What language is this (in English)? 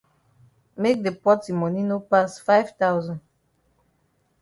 Cameroon Pidgin